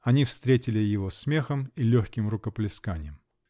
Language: Russian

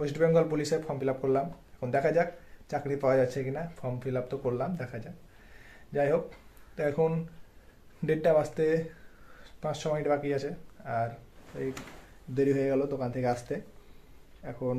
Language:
Bangla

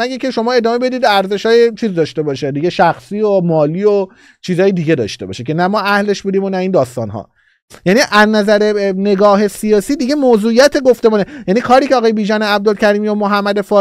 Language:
Persian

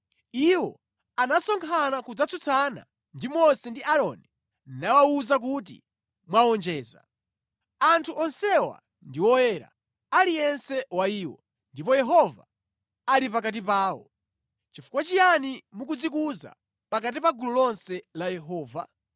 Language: Nyanja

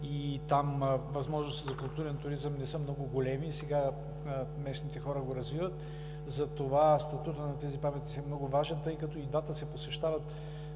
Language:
Bulgarian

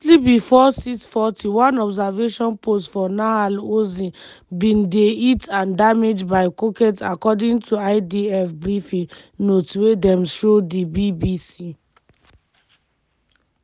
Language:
Nigerian Pidgin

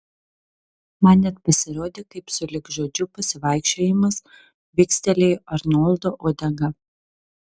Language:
Lithuanian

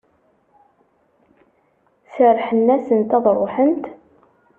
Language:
Kabyle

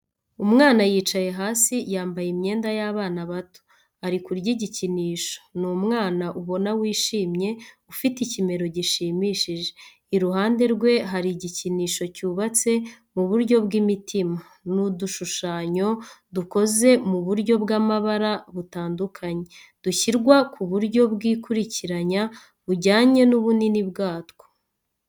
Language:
Kinyarwanda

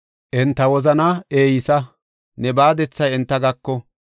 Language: Gofa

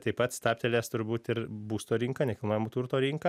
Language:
Lithuanian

